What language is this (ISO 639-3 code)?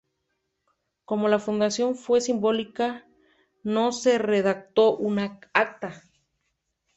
spa